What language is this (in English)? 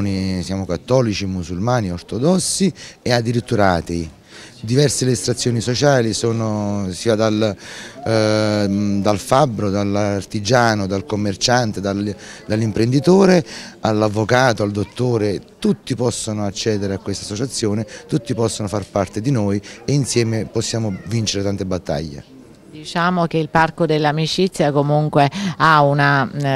Italian